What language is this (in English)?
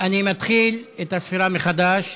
Hebrew